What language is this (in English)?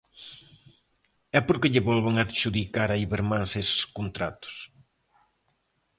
Galician